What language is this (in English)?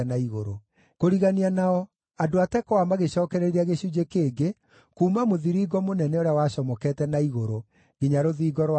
Kikuyu